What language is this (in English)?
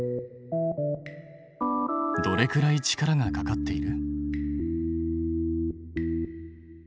Japanese